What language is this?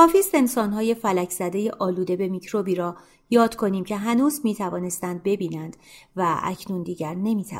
Persian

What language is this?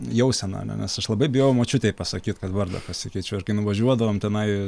Lithuanian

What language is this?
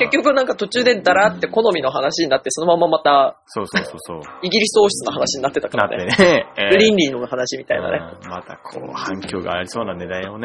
Japanese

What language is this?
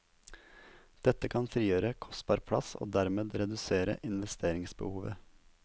Norwegian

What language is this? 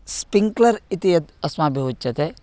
Sanskrit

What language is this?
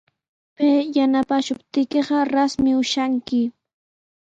Sihuas Ancash Quechua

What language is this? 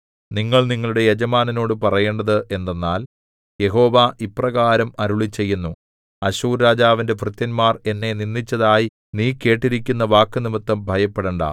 Malayalam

